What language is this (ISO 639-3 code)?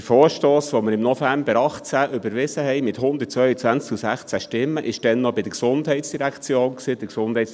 gsw